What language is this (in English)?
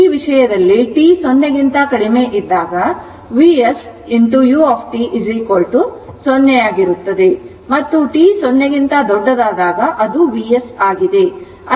Kannada